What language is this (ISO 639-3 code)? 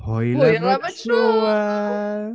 cym